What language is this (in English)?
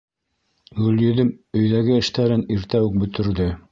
Bashkir